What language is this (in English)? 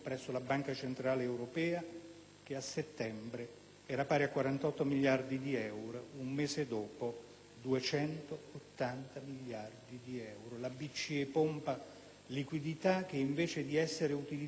Italian